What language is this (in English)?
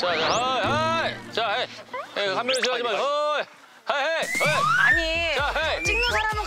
Korean